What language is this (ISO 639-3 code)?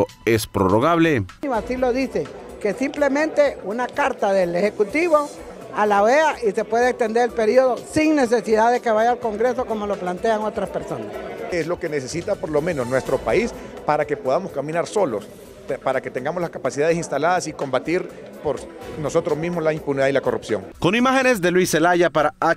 spa